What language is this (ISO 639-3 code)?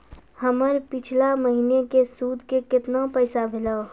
mai